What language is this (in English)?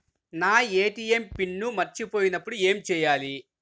Telugu